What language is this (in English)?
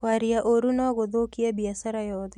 Kikuyu